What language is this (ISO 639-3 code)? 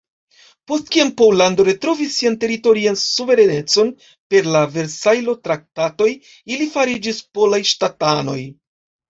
epo